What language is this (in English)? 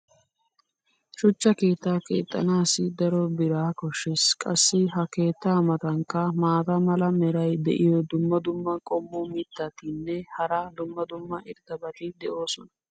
Wolaytta